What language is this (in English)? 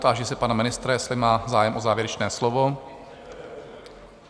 Czech